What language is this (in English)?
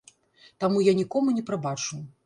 Belarusian